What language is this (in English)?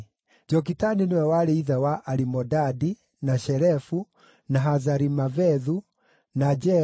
Kikuyu